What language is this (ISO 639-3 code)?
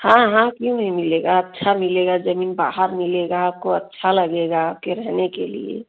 hin